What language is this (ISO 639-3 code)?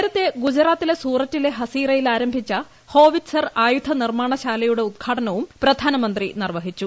mal